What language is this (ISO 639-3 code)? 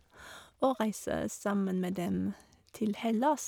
nor